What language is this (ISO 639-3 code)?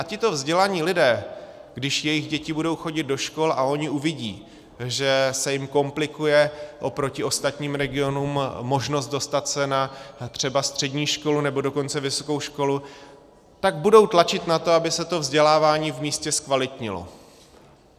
ces